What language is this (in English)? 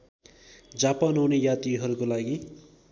Nepali